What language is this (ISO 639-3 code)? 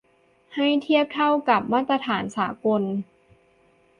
tha